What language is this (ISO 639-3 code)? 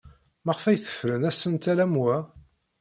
kab